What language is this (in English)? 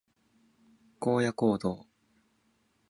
Japanese